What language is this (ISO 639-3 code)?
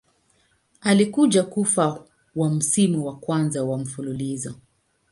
swa